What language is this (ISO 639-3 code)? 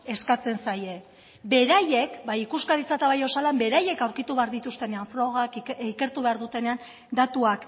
eus